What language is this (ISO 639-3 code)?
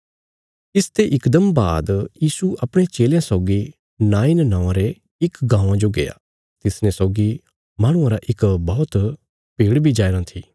kfs